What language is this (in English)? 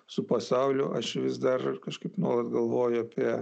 Lithuanian